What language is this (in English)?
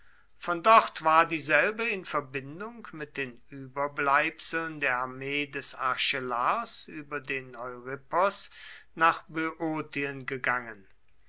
German